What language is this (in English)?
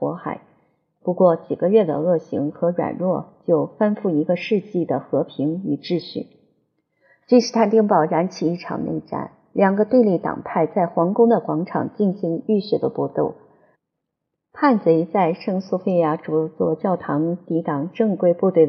Chinese